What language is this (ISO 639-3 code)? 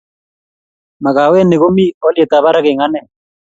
kln